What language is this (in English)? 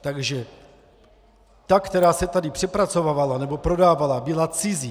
Czech